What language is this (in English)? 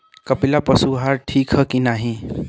Bhojpuri